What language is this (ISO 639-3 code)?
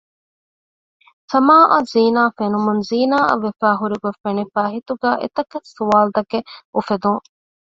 div